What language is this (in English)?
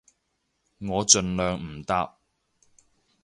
Cantonese